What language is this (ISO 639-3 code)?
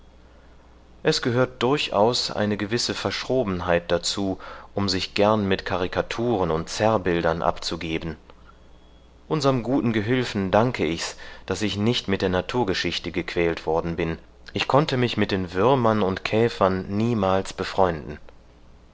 deu